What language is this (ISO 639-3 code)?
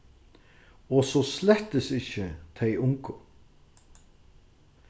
fao